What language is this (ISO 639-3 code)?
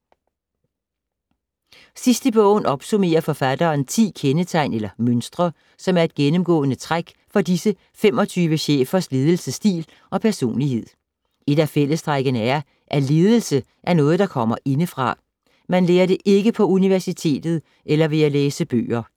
dan